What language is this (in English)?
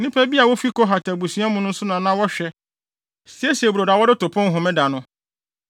Akan